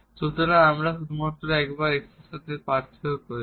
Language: Bangla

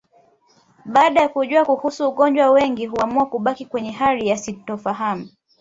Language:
Swahili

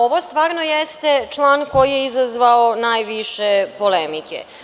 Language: Serbian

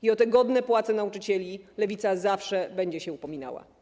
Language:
Polish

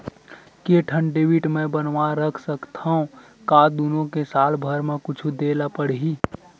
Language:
Chhattisgarhi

